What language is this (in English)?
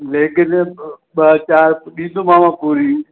Sindhi